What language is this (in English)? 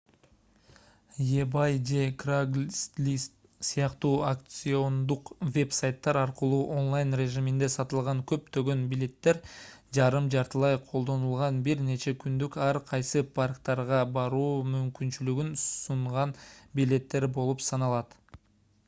Kyrgyz